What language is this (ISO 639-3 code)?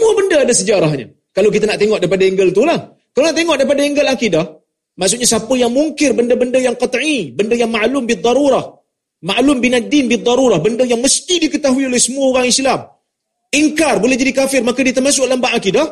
msa